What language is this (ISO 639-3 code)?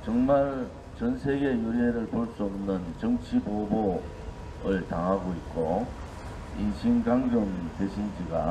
kor